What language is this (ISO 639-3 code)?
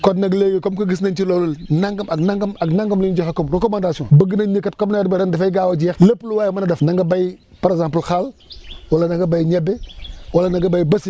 wol